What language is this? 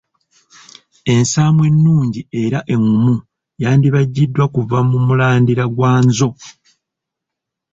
Ganda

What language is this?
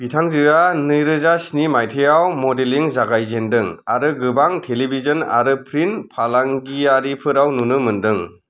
Bodo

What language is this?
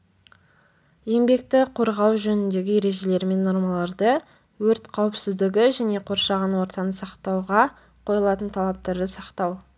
Kazakh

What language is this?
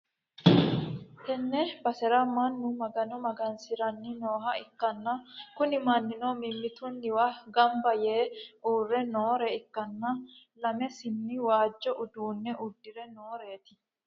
Sidamo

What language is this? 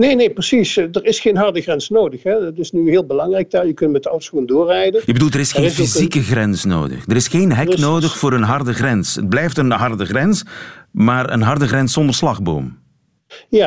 Dutch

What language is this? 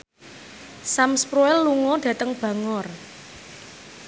Javanese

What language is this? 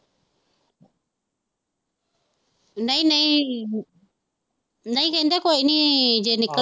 Punjabi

